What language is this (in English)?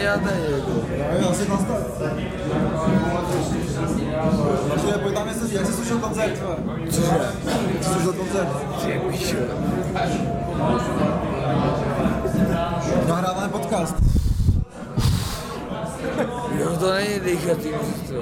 Czech